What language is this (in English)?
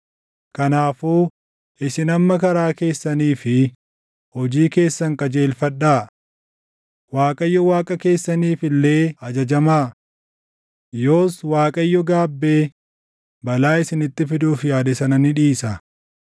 Oromo